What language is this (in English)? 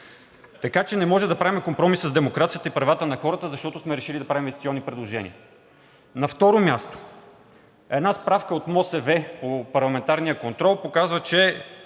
Bulgarian